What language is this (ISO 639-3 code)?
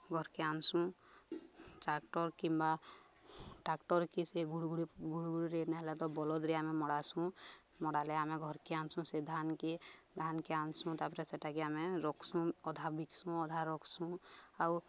ori